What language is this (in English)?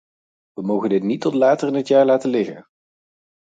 Dutch